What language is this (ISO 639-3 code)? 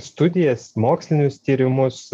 lit